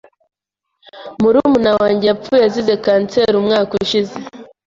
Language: Kinyarwanda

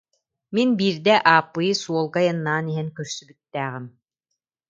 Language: Yakut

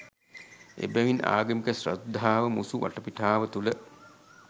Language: Sinhala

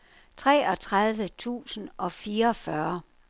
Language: Danish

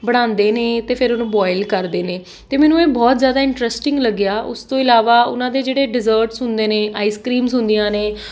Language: Punjabi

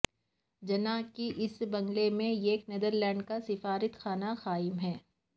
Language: Urdu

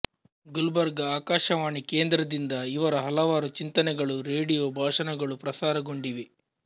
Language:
Kannada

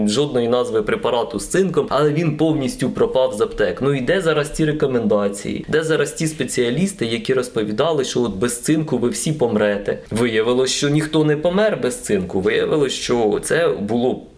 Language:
Ukrainian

